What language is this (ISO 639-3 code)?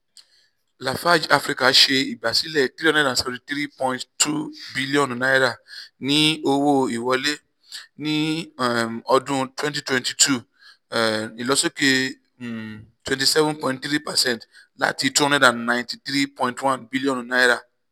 yor